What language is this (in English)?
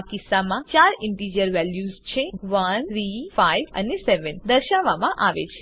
Gujarati